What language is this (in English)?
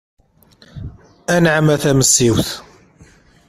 Kabyle